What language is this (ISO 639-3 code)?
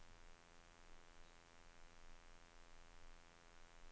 nor